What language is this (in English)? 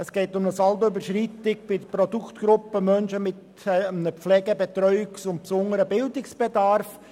Swiss German